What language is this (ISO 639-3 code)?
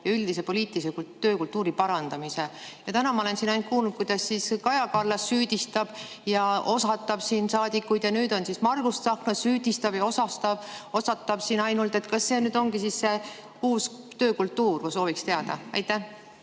est